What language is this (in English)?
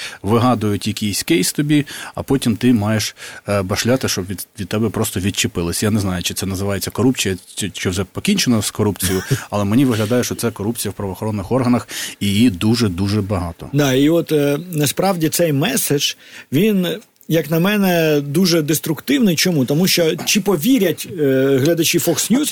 Ukrainian